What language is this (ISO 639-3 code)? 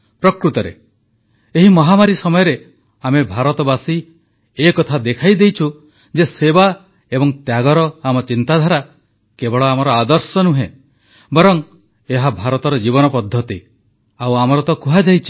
ori